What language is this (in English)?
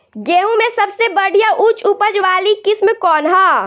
Bhojpuri